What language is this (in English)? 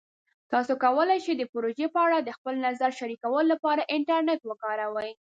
Pashto